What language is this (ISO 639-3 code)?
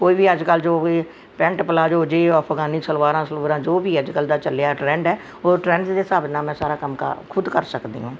pan